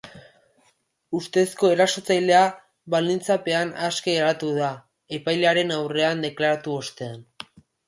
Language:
Basque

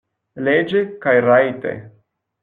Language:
Esperanto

